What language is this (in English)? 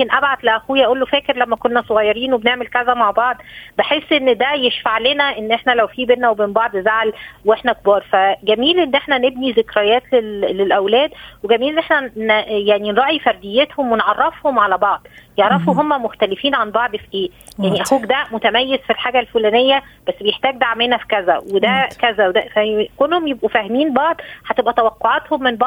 Arabic